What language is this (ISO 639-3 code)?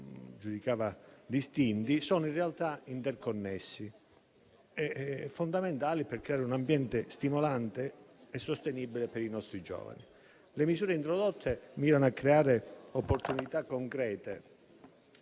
ita